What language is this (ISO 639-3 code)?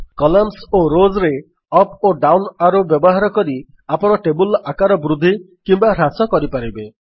ori